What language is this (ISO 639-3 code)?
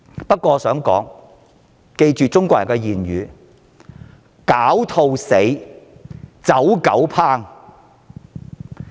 yue